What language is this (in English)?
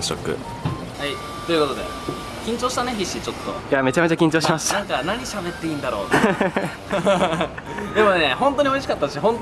Japanese